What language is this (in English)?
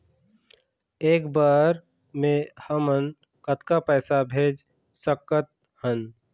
Chhattisgarhi